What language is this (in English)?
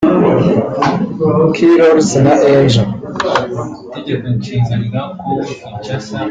Kinyarwanda